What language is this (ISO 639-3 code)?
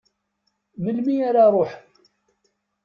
kab